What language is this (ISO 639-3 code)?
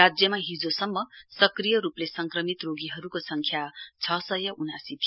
nep